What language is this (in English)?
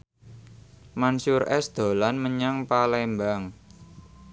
Javanese